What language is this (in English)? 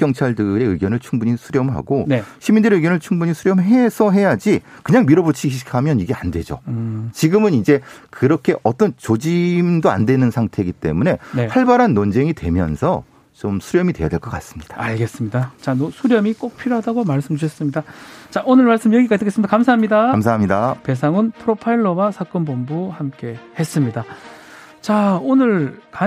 Korean